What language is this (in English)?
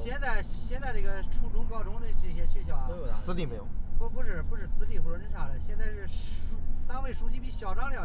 Chinese